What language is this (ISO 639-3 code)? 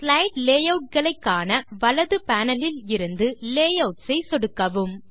tam